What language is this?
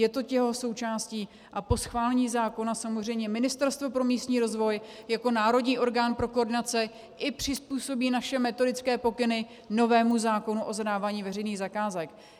Czech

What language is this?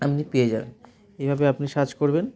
Bangla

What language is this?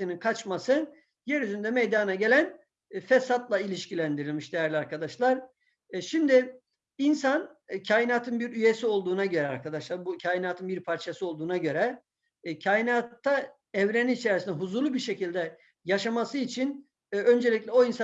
Turkish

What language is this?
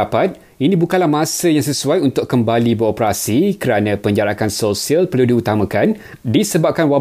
Malay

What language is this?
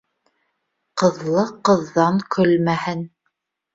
Bashkir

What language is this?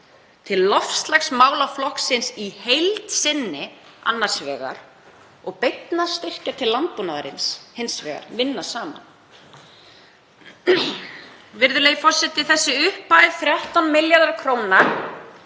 Icelandic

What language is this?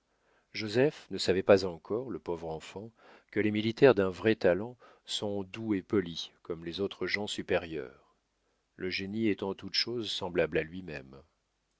French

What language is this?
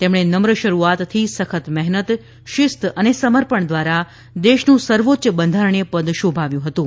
Gujarati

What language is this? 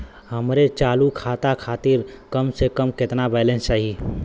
Bhojpuri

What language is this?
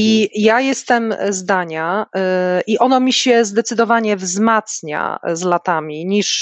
Polish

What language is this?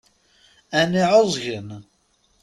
Kabyle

